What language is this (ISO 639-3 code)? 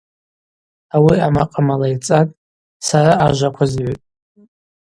abq